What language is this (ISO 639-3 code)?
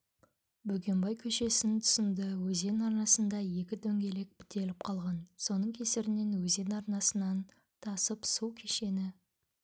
kaz